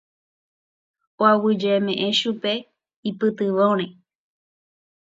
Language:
Guarani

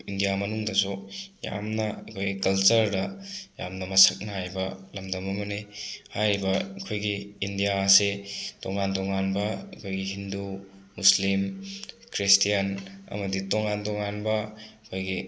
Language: Manipuri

